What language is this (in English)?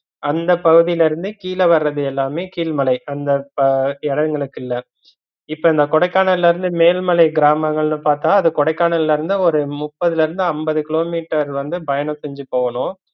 Tamil